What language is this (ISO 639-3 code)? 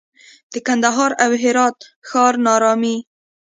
pus